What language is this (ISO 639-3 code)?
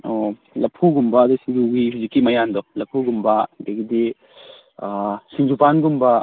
mni